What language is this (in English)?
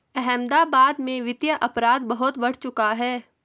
Hindi